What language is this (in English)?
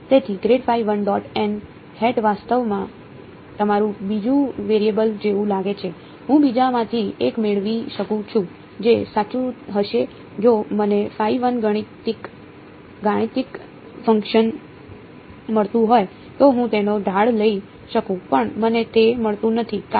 Gujarati